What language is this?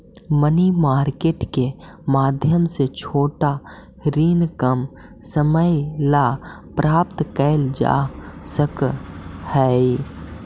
Magahi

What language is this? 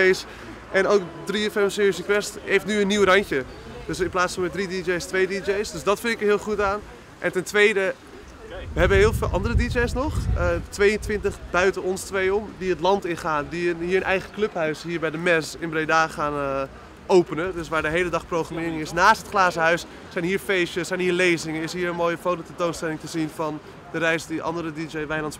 Dutch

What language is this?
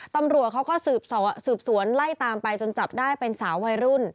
Thai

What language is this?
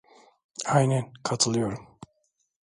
Turkish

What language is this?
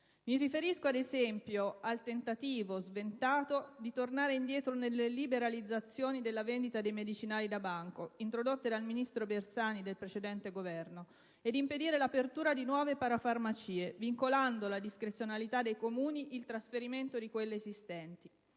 Italian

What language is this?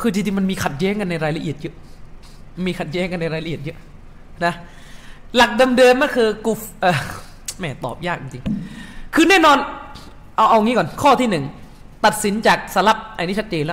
Thai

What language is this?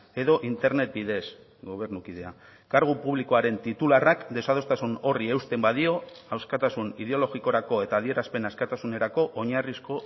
Basque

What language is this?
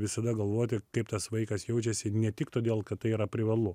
Lithuanian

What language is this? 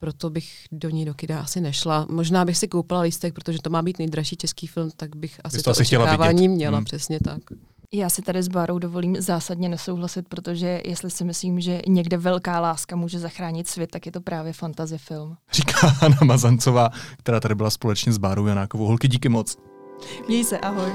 Czech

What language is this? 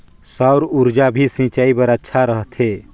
Chhattisgarhi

